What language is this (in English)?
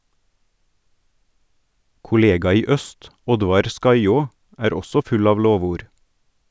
Norwegian